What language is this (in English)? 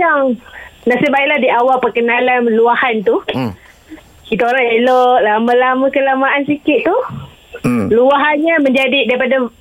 Malay